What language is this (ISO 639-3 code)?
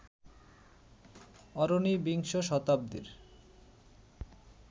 ben